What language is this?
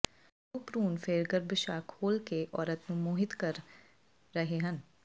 Punjabi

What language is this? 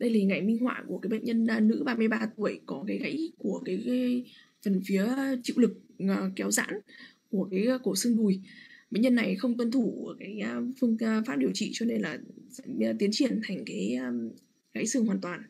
Vietnamese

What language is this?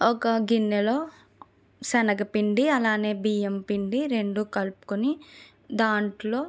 Telugu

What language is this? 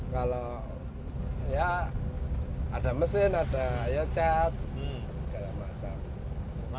Indonesian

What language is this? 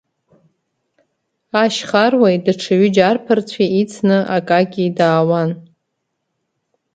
Abkhazian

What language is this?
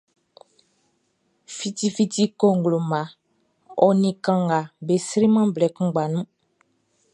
Baoulé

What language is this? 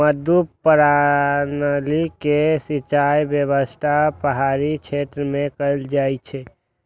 Maithili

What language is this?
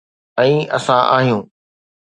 Sindhi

